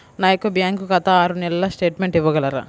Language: Telugu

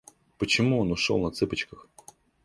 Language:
Russian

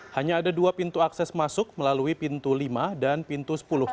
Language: Indonesian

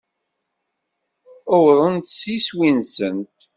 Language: Kabyle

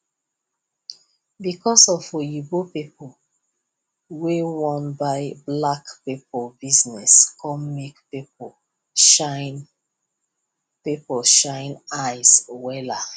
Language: Nigerian Pidgin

